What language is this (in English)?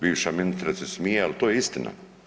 Croatian